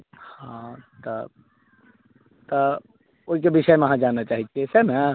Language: Maithili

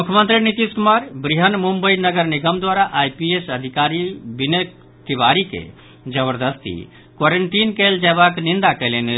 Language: Maithili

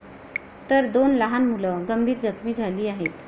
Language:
Marathi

